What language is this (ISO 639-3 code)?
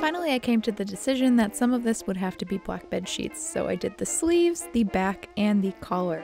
eng